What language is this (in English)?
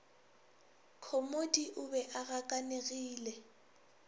Northern Sotho